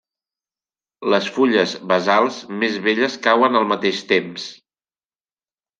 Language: Catalan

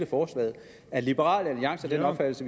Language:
Danish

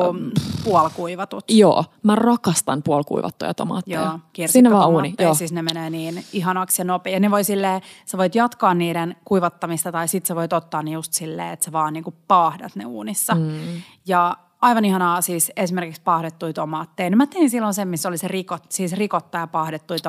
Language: Finnish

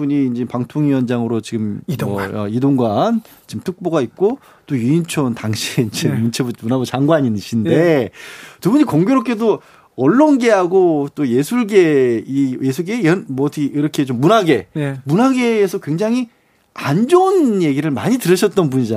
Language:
Korean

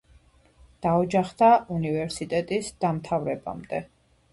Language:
Georgian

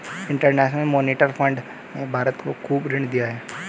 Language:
Hindi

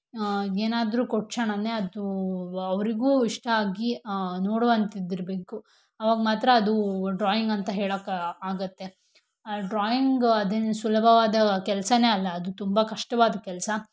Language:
Kannada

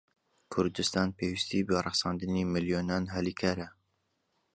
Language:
Central Kurdish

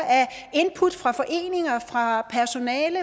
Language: Danish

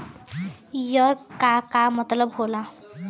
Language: Bhojpuri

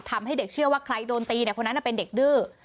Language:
Thai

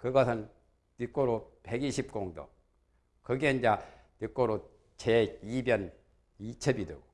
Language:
Korean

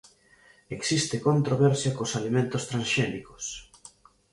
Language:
Galician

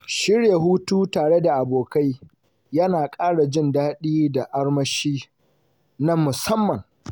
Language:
Hausa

